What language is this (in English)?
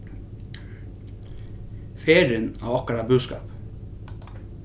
Faroese